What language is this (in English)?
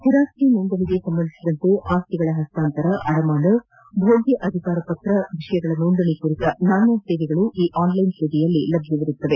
Kannada